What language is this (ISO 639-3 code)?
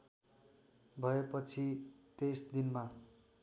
nep